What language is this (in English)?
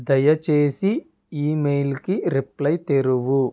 Telugu